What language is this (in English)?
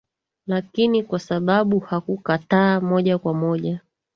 Swahili